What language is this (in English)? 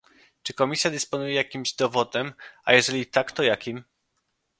Polish